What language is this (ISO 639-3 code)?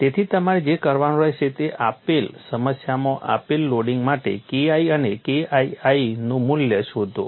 guj